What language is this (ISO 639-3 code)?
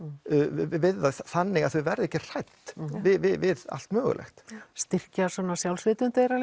isl